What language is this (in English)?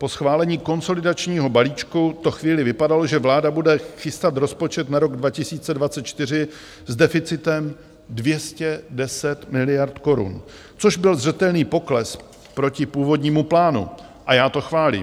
Czech